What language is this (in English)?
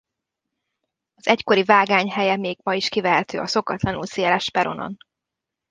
Hungarian